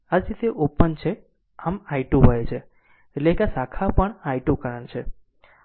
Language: Gujarati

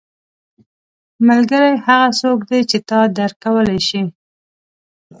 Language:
Pashto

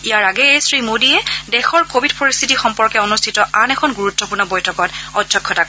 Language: Assamese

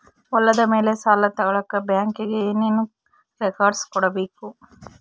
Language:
Kannada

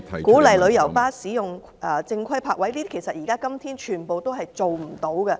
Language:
Cantonese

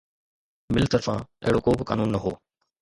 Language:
Sindhi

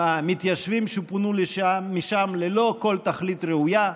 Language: Hebrew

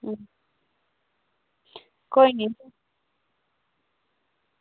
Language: Dogri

